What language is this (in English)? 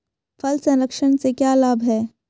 Hindi